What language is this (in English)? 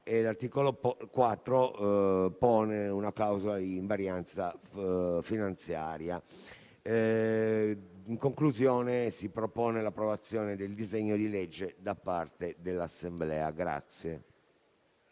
Italian